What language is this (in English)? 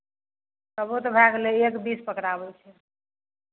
Maithili